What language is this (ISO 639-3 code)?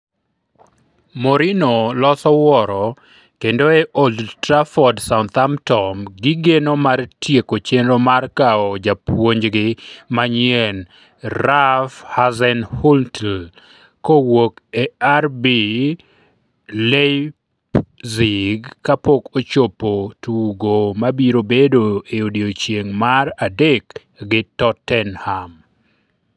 luo